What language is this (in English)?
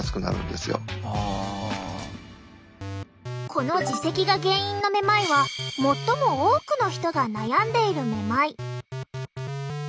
Japanese